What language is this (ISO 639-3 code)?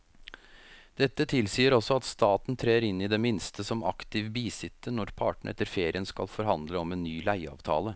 nor